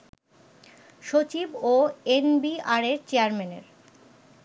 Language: Bangla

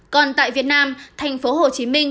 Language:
Vietnamese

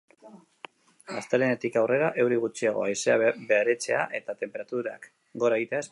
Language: Basque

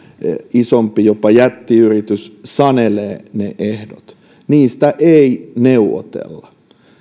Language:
Finnish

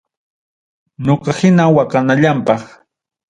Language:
Ayacucho Quechua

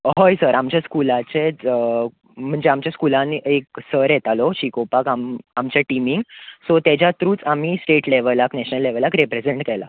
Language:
Konkani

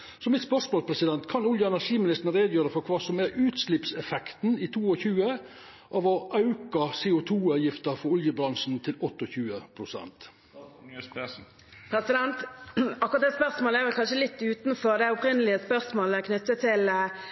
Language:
Norwegian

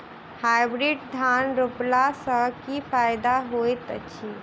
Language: Maithili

